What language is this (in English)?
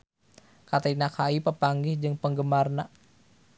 Sundanese